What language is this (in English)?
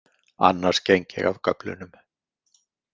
Icelandic